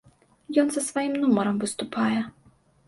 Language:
Belarusian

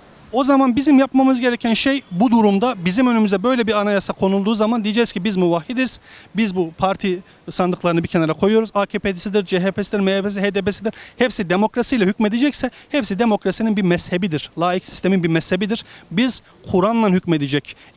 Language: Turkish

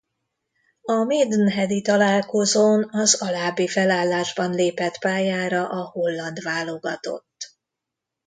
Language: Hungarian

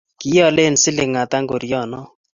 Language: Kalenjin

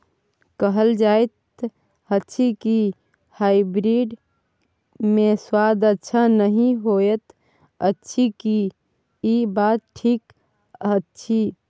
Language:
Maithili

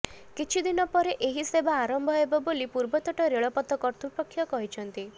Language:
Odia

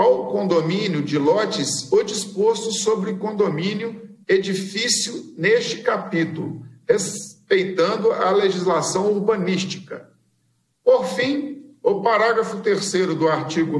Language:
Portuguese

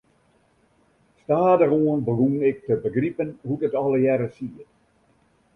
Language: Western Frisian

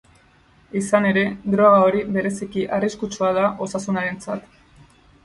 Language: Basque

